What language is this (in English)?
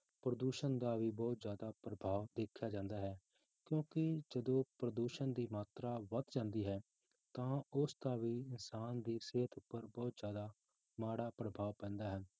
Punjabi